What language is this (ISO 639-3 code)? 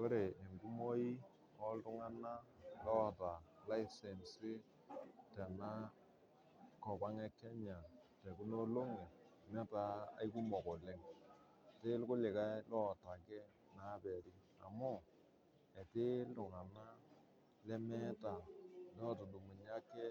mas